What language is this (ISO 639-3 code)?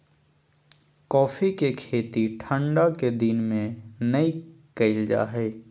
mag